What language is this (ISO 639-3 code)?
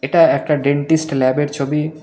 ben